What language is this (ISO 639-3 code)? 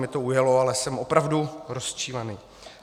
ces